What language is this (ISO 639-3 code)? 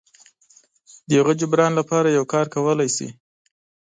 pus